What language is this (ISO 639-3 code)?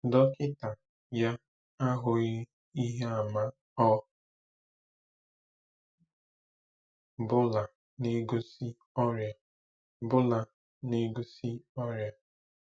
ibo